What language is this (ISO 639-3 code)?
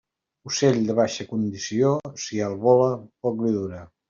cat